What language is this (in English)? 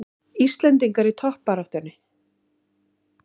Icelandic